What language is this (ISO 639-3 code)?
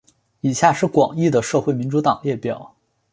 zho